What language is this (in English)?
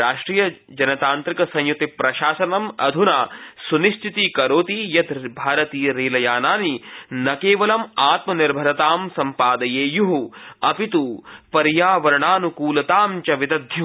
Sanskrit